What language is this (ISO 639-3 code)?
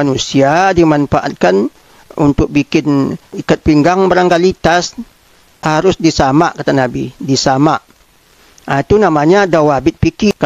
msa